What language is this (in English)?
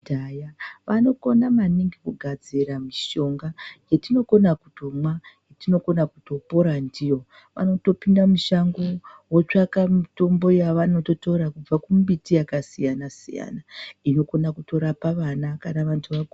Ndau